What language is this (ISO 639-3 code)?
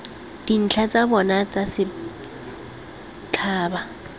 tsn